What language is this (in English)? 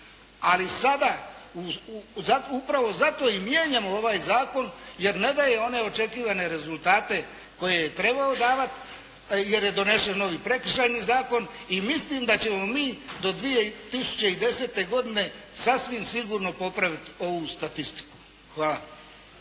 Croatian